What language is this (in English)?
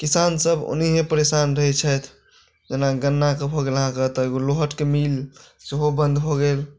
Maithili